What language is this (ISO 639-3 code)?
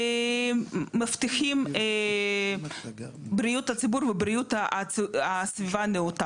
heb